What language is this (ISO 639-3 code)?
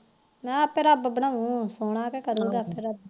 pan